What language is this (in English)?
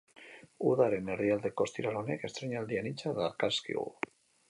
Basque